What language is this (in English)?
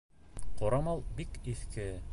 Bashkir